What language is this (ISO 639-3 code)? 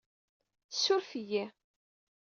kab